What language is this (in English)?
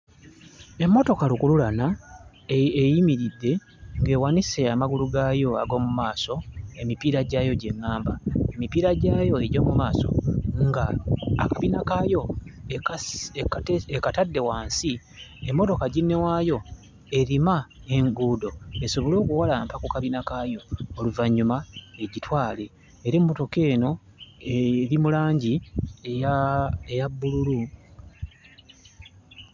Ganda